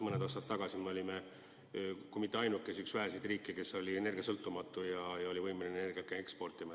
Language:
Estonian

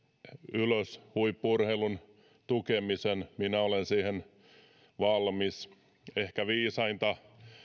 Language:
Finnish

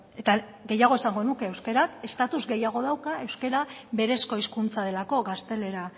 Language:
Basque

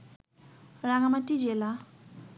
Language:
Bangla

